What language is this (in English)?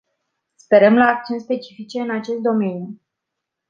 Romanian